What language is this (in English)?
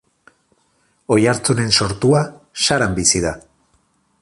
Basque